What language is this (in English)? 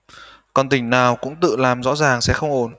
Vietnamese